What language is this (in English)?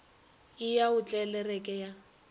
Northern Sotho